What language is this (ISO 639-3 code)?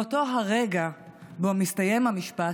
heb